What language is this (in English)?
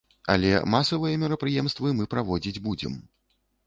Belarusian